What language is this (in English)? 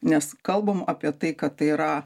Lithuanian